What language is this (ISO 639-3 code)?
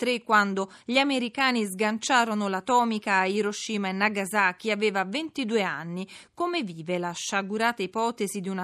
ita